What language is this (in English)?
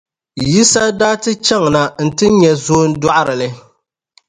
Dagbani